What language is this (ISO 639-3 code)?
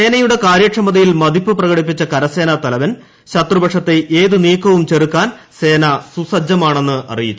mal